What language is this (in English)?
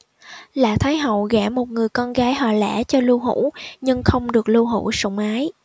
Vietnamese